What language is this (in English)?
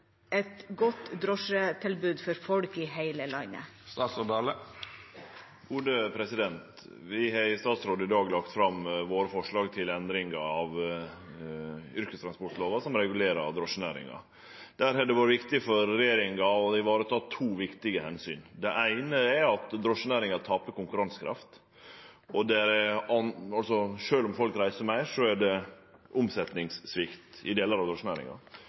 Norwegian